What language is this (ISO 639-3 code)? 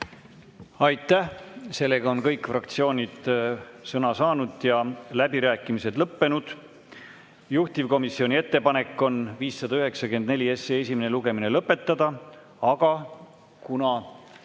est